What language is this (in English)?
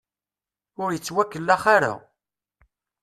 Kabyle